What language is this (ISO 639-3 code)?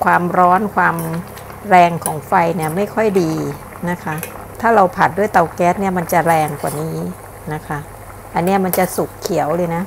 tha